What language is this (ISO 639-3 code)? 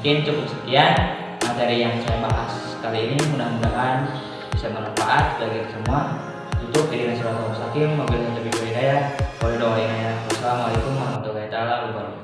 ind